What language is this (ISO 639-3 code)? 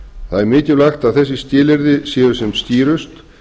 isl